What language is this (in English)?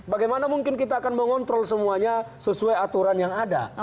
Indonesian